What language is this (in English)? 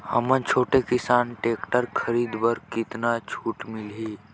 Chhattisgarhi